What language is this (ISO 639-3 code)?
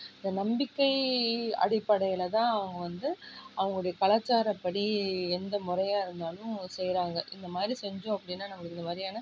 tam